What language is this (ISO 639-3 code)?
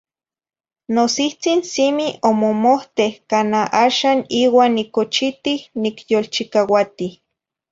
nhi